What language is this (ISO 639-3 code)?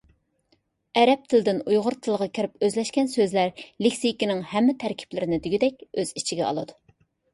uig